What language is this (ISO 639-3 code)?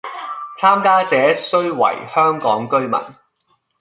yue